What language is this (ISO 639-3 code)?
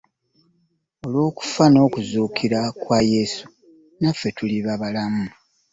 lug